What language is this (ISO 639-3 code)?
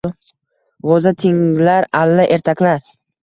uzb